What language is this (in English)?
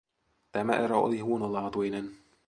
Finnish